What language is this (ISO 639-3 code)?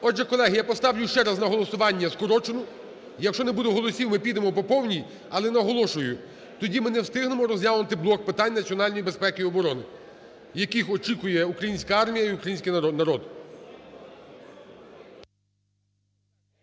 ukr